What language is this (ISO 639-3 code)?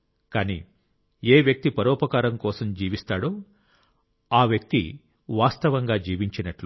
tel